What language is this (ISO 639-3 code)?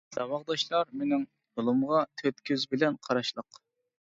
uig